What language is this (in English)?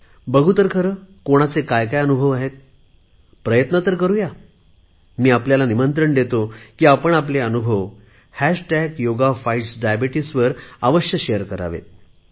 Marathi